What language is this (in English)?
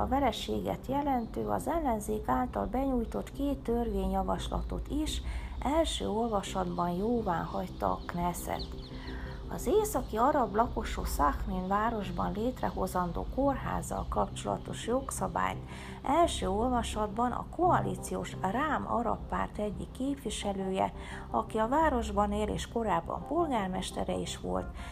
Hungarian